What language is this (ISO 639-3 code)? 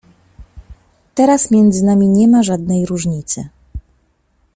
pol